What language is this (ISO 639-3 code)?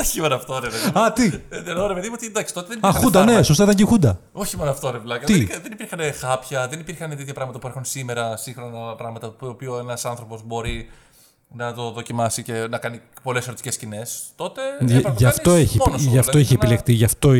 ell